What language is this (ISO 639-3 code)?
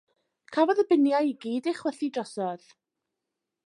cym